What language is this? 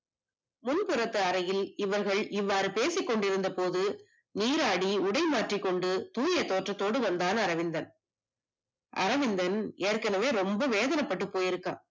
Tamil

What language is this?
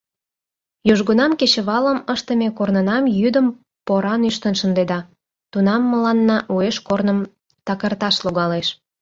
Mari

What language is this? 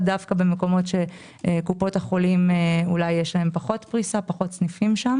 Hebrew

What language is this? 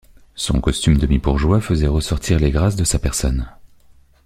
French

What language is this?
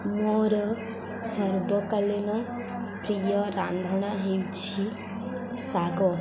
Odia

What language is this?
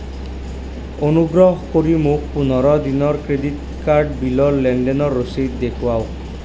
Assamese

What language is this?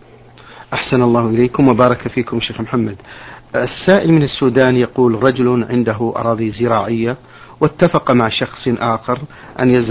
Arabic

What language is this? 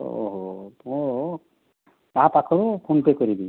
Odia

